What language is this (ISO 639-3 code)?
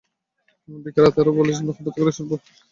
ben